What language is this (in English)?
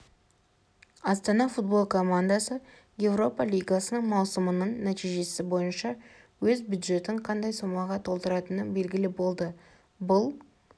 Kazakh